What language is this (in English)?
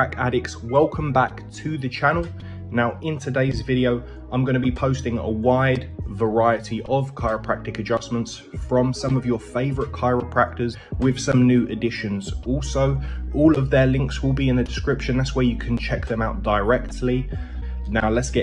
Portuguese